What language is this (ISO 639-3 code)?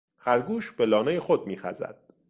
fas